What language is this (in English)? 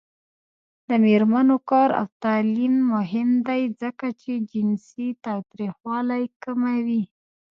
Pashto